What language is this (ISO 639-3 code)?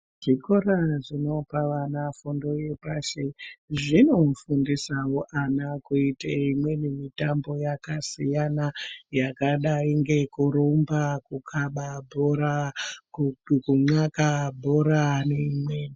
ndc